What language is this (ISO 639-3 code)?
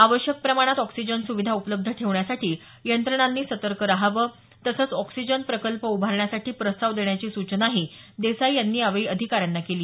mar